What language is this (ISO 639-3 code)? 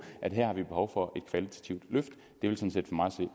dan